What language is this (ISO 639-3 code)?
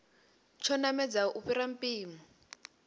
ven